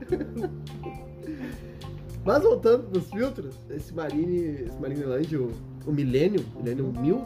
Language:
Portuguese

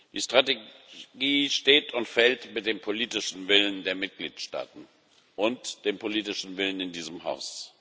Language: German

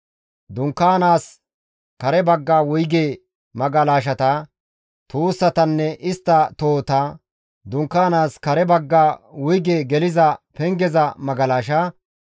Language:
Gamo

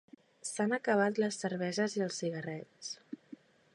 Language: Catalan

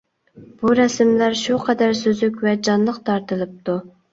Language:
Uyghur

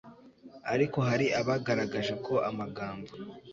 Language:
Kinyarwanda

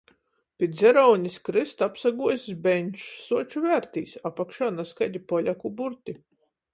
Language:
Latgalian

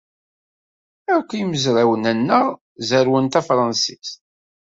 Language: Kabyle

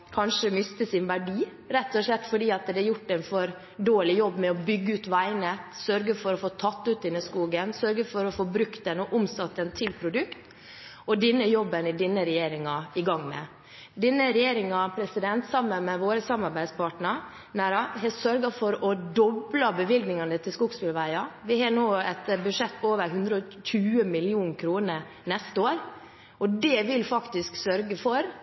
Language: Norwegian Bokmål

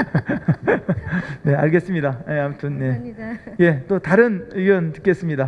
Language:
Korean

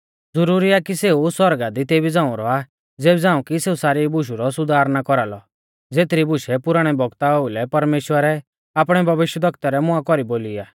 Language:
Mahasu Pahari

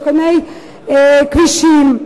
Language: Hebrew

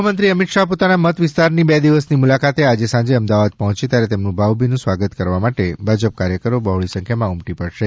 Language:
Gujarati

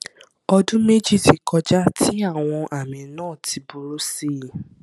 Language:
Yoruba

